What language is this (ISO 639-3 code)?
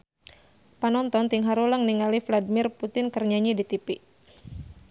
sun